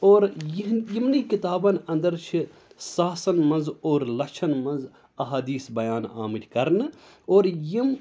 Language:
Kashmiri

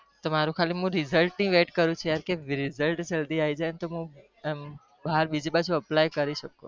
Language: Gujarati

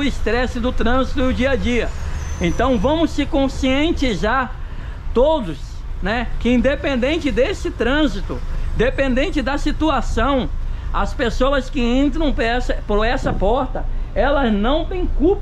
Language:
Portuguese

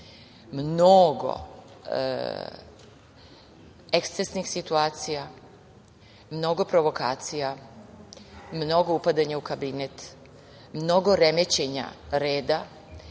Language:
Serbian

